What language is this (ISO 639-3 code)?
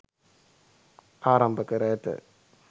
sin